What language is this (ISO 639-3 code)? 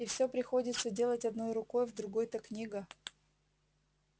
rus